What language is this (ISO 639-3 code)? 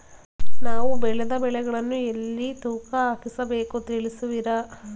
kan